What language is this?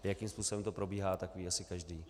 Czech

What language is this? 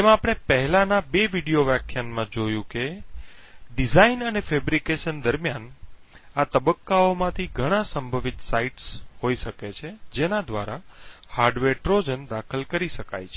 Gujarati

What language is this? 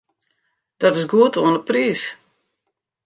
Western Frisian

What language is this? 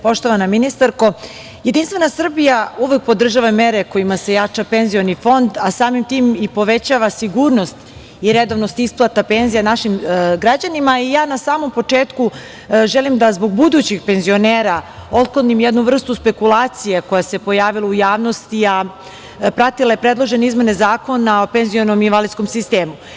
Serbian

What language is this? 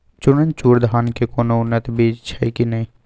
Maithili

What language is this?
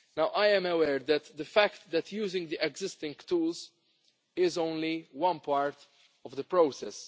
English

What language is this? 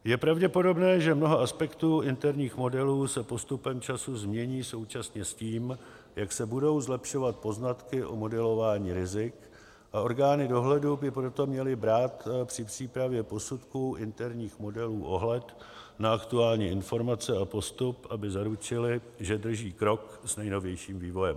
Czech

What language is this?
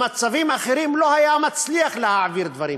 Hebrew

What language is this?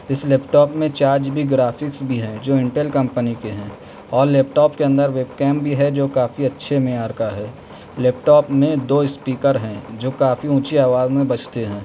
Urdu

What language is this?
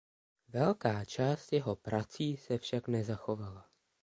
Czech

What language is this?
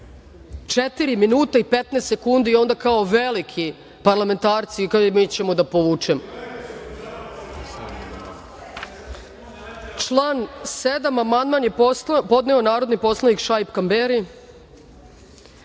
Serbian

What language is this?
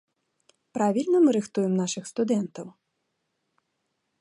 Belarusian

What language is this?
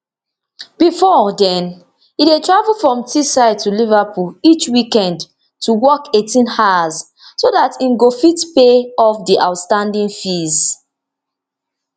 Nigerian Pidgin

